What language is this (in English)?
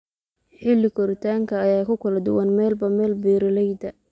Somali